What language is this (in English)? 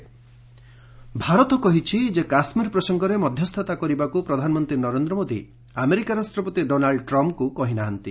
Odia